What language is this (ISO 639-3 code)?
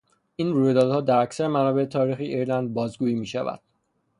fas